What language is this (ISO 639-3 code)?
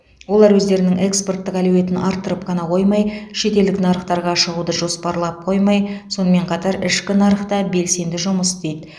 kaz